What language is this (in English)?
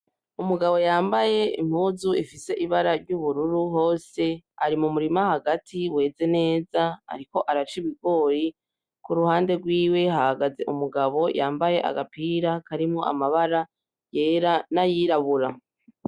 Rundi